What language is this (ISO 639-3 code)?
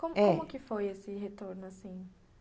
por